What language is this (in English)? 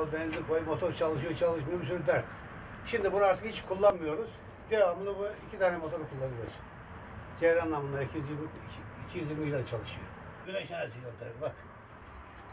Turkish